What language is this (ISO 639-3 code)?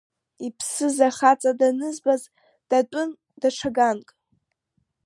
abk